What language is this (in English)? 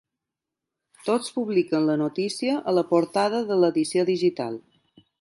Catalan